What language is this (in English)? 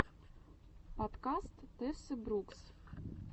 Russian